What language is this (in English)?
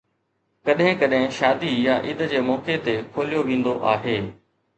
Sindhi